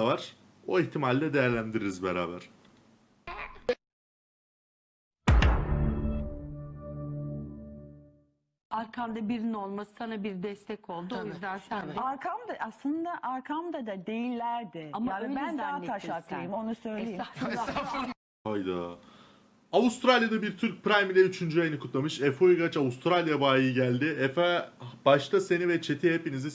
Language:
Turkish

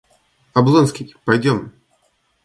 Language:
Russian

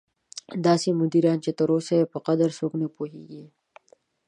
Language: Pashto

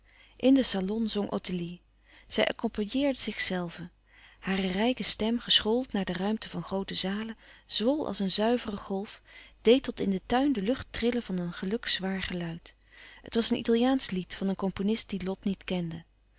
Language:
Dutch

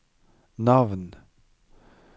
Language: Norwegian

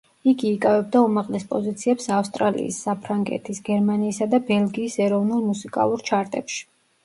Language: Georgian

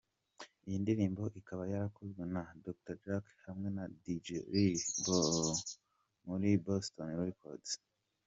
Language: Kinyarwanda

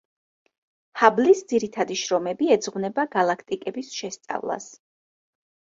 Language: Georgian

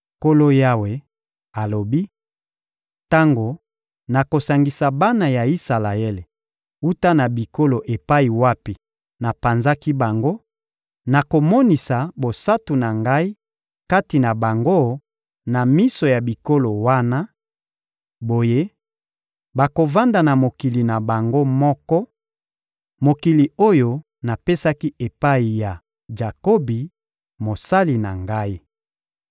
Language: Lingala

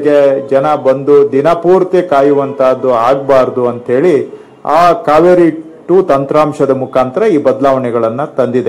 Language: Kannada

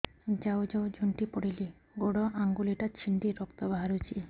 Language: Odia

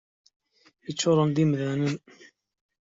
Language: Kabyle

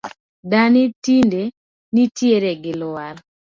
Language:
Luo (Kenya and Tanzania)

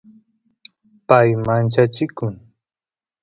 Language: Santiago del Estero Quichua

